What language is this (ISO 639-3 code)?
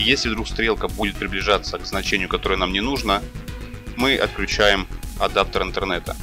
rus